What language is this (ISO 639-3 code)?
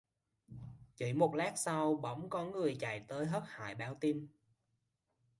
vie